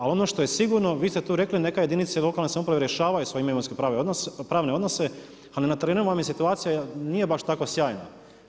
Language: Croatian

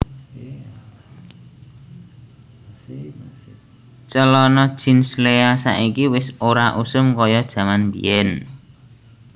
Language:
Javanese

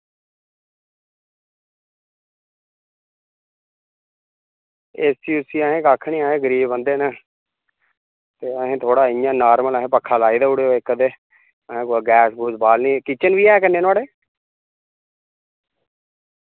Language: Dogri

